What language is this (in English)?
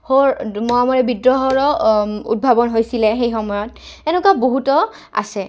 Assamese